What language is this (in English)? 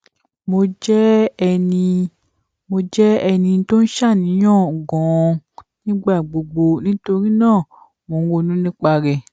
Yoruba